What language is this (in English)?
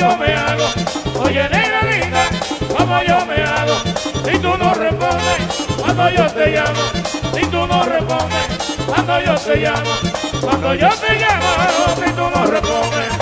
Spanish